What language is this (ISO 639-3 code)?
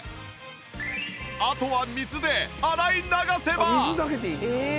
jpn